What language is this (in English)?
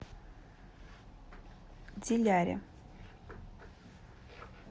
Russian